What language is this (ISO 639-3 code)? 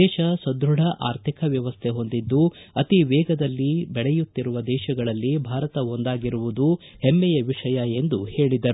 kan